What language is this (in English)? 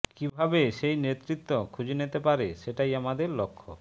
Bangla